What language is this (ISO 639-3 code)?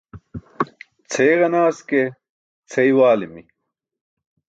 bsk